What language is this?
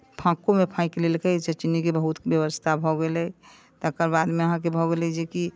Maithili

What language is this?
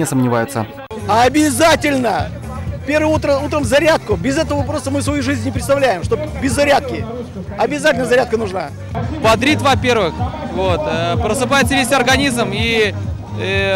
Russian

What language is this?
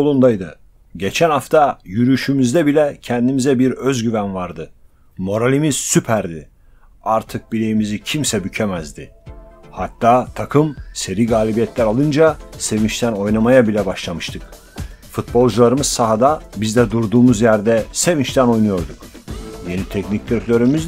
Turkish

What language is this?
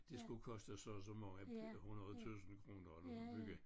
Danish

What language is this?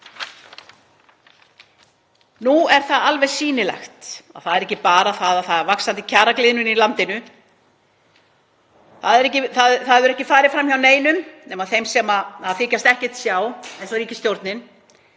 Icelandic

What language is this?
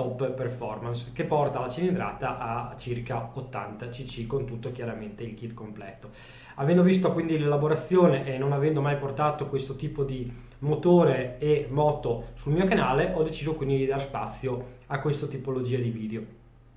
Italian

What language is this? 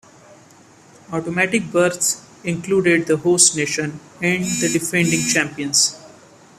English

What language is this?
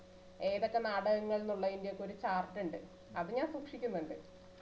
Malayalam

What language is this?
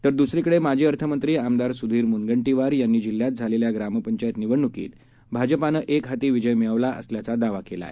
Marathi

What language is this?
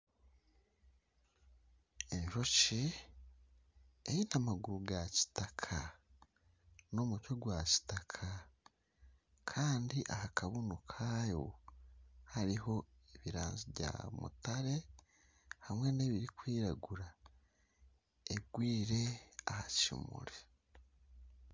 Nyankole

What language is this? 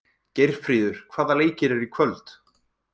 Icelandic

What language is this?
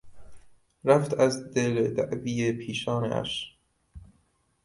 Persian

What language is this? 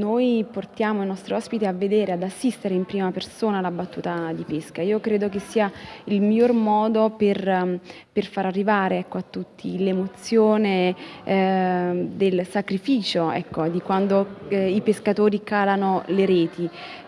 Italian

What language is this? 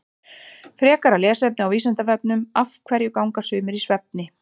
Icelandic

